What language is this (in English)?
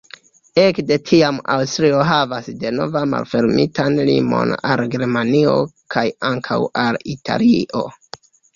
Esperanto